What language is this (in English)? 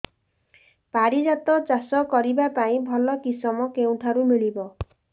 Odia